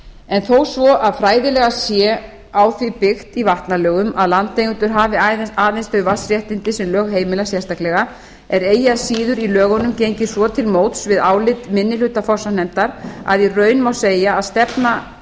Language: Icelandic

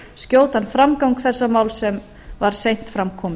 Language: Icelandic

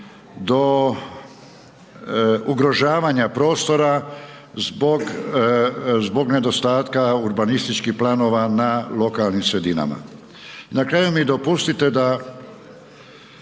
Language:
Croatian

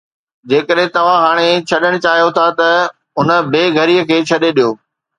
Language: Sindhi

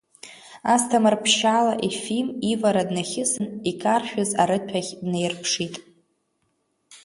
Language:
Abkhazian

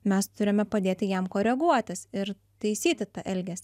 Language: Lithuanian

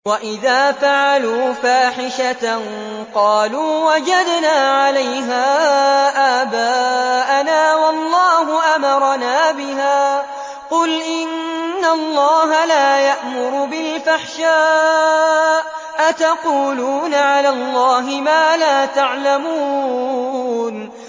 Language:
Arabic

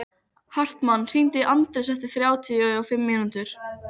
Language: Icelandic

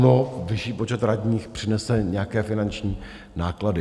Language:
Czech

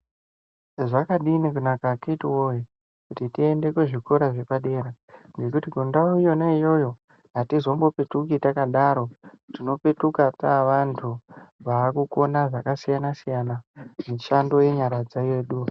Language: Ndau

